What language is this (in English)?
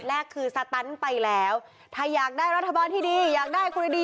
Thai